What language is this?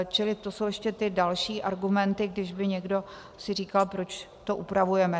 Czech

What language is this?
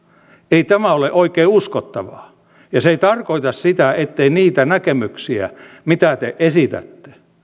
Finnish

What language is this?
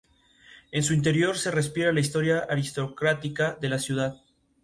Spanish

